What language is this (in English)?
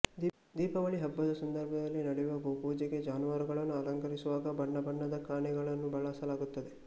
Kannada